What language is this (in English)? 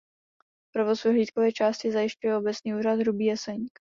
Czech